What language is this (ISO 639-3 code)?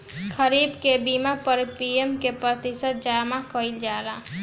bho